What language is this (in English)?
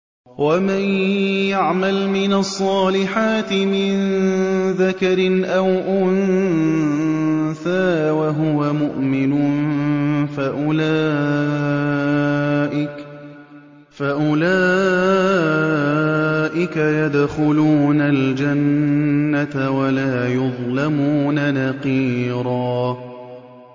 Arabic